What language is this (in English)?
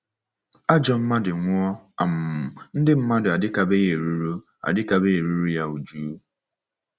Igbo